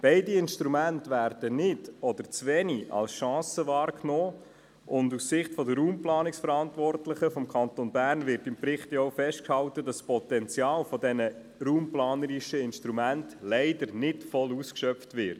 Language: Swiss German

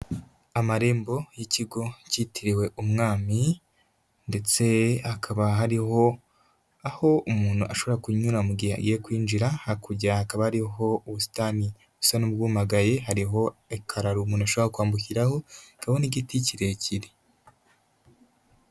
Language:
Kinyarwanda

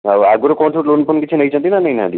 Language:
Odia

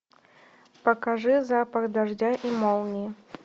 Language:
Russian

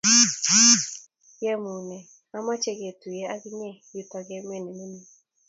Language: Kalenjin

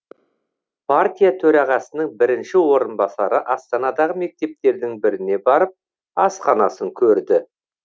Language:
Kazakh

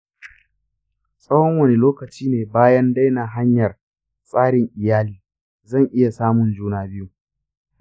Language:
Hausa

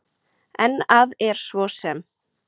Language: Icelandic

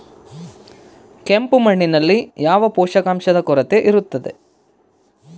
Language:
Kannada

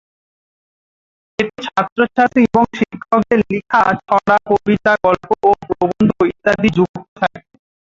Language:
Bangla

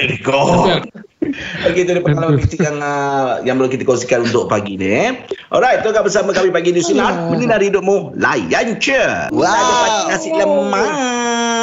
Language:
Malay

